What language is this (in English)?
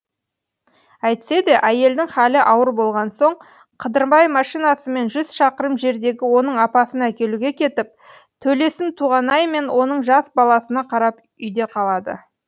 Kazakh